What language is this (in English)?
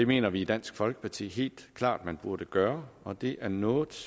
Danish